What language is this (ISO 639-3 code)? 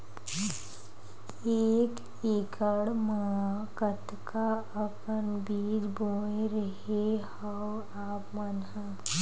hne